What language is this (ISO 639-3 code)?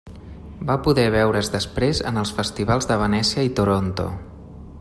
cat